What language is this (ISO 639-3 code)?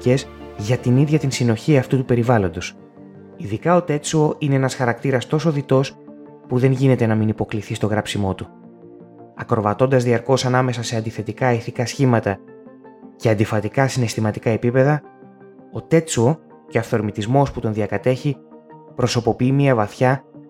ell